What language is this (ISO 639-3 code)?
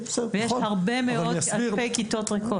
heb